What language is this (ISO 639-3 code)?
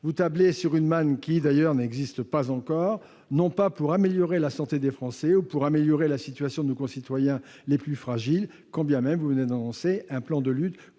fra